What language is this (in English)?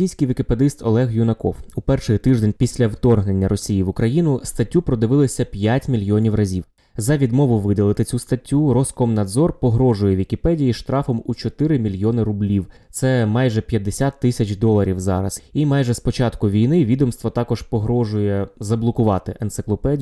Ukrainian